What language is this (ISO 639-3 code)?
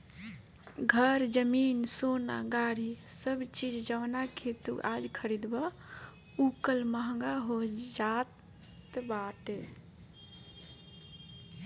bho